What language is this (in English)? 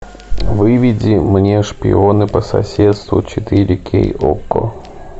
Russian